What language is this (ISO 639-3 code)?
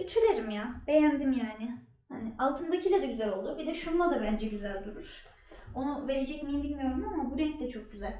tur